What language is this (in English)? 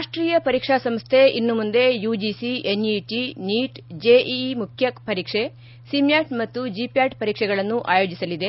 Kannada